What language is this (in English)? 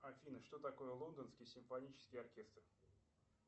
Russian